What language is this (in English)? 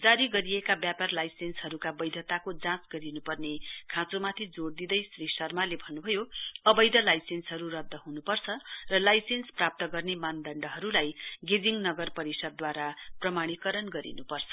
Nepali